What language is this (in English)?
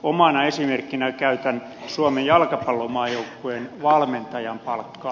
Finnish